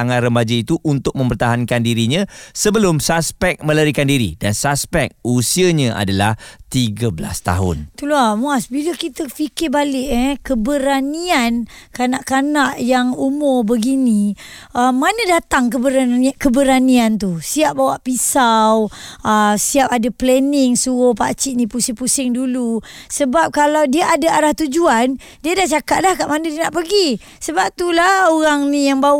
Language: Malay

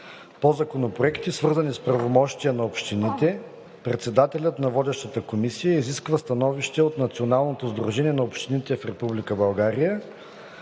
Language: Bulgarian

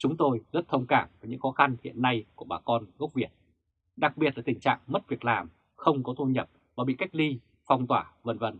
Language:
Vietnamese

